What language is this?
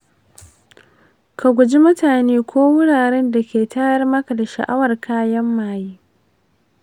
Hausa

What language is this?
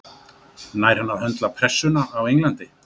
Icelandic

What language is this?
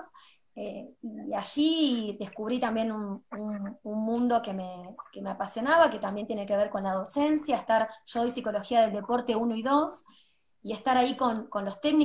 Spanish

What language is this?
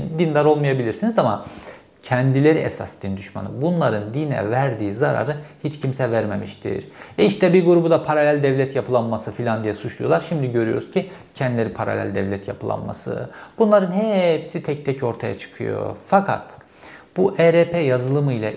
Turkish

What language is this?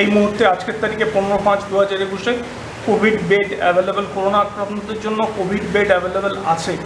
Bangla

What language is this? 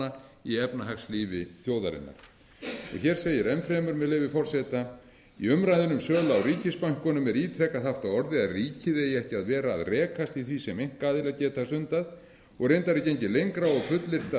Icelandic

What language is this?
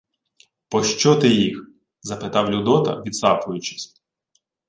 Ukrainian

